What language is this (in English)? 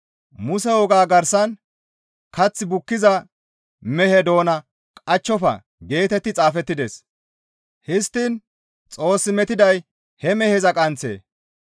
Gamo